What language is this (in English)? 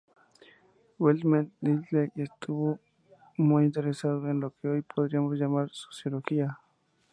Spanish